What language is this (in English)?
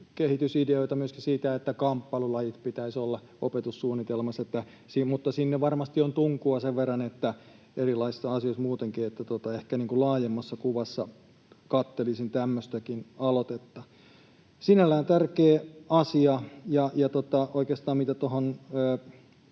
Finnish